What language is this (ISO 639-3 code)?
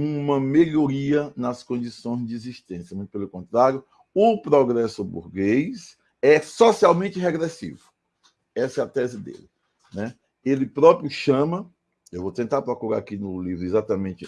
por